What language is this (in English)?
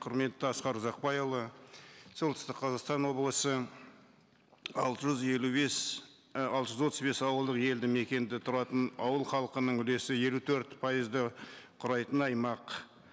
Kazakh